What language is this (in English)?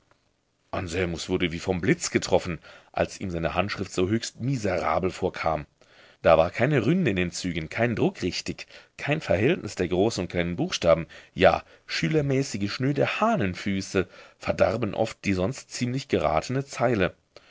German